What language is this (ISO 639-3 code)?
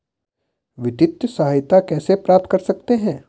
hin